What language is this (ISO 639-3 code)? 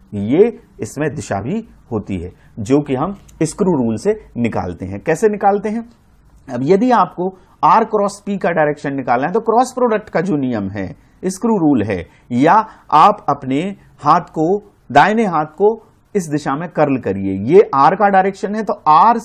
hin